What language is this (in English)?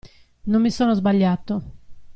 Italian